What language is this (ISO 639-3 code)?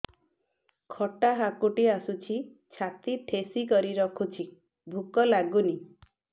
ori